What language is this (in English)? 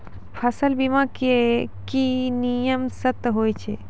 Maithili